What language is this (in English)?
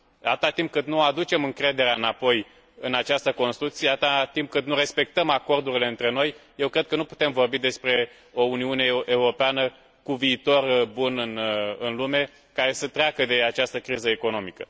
Romanian